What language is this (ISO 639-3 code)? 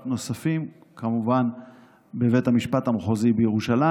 heb